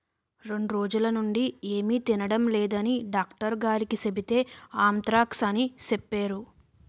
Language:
Telugu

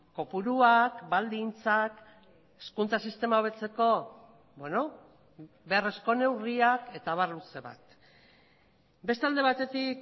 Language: Basque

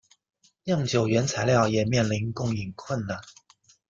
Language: Chinese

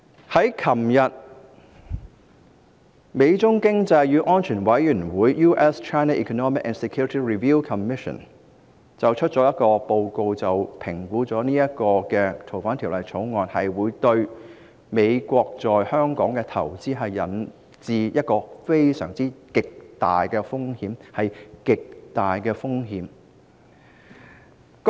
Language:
Cantonese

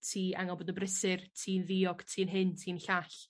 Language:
Welsh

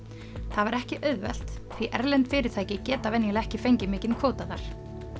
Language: Icelandic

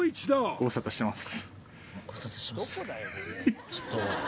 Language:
Japanese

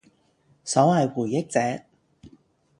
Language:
Cantonese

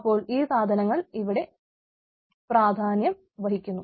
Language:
Malayalam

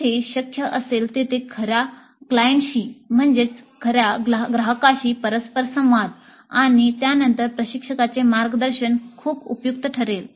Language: Marathi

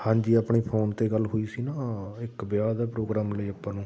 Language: Punjabi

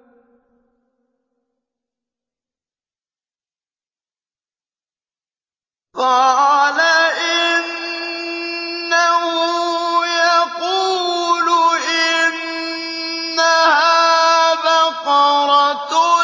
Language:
Arabic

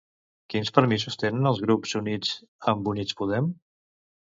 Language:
Catalan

